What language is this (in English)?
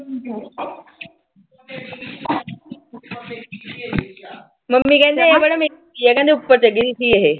Punjabi